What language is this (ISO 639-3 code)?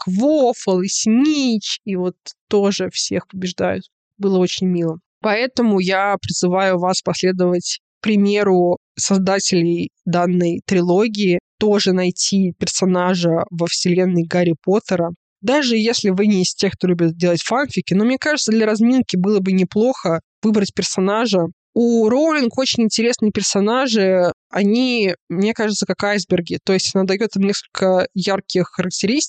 rus